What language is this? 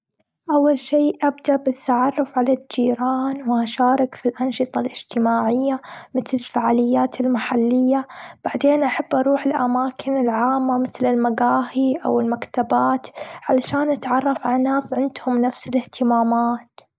Gulf Arabic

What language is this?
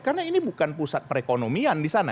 Indonesian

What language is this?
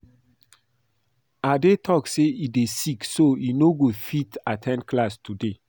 Nigerian Pidgin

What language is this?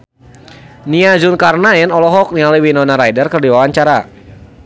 Sundanese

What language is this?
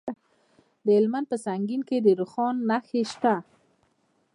Pashto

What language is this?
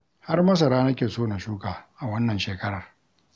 Hausa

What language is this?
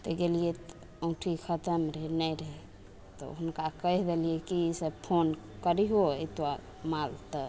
Maithili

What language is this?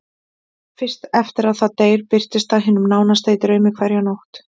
Icelandic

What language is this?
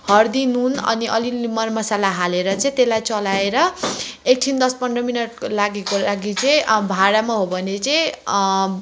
Nepali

